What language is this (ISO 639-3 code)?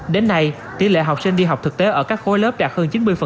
vie